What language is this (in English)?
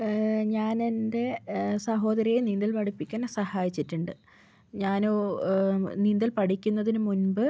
Malayalam